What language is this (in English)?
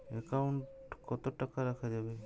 Bangla